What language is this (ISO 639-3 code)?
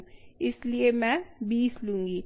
hin